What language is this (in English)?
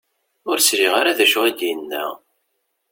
Kabyle